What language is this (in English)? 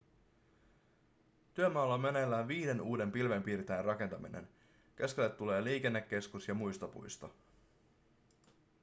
Finnish